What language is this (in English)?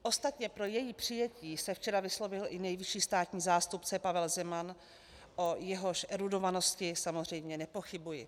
Czech